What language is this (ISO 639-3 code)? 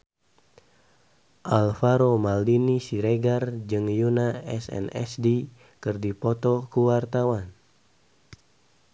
sun